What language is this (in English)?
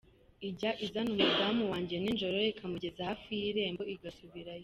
Kinyarwanda